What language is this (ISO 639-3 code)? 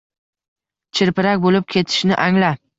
uzb